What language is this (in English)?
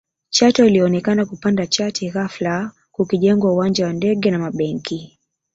Swahili